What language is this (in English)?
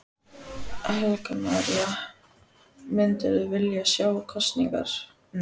Icelandic